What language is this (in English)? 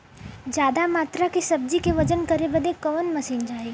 Bhojpuri